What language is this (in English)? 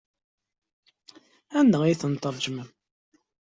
Kabyle